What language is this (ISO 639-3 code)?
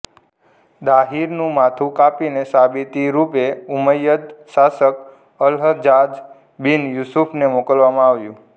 guj